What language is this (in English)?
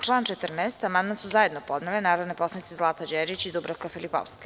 Serbian